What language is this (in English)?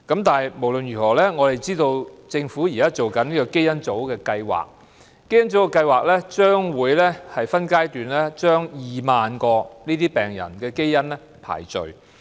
Cantonese